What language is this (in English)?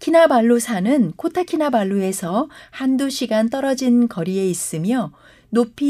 Korean